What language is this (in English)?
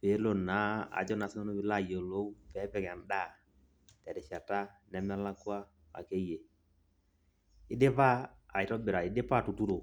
Masai